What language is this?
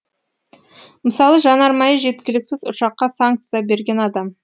Kazakh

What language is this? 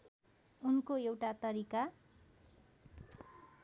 Nepali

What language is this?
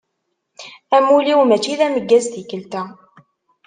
Kabyle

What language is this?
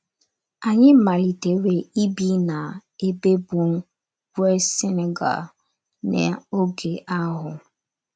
Igbo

